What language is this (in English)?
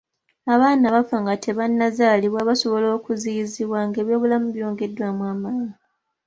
Ganda